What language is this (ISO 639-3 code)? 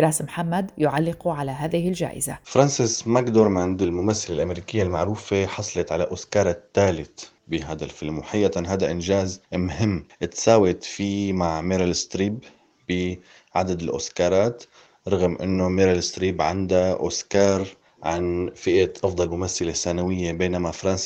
ara